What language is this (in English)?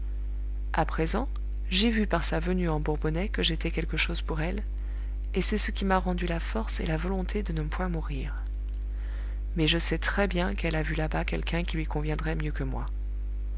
French